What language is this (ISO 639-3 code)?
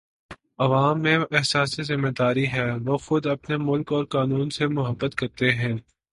urd